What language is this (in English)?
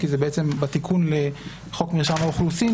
Hebrew